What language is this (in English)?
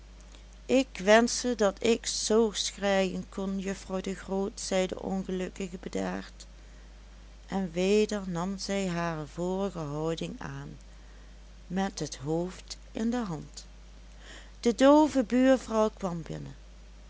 Dutch